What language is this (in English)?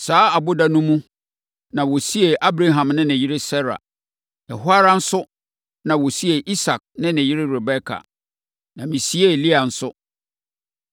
Akan